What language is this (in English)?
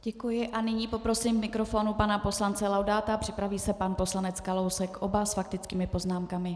Czech